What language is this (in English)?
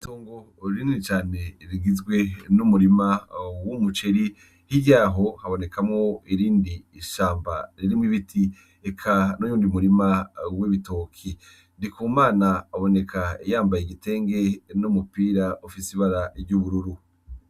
Rundi